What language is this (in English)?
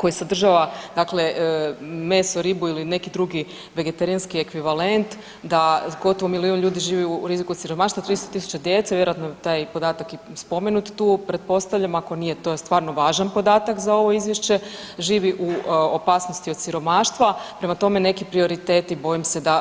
Croatian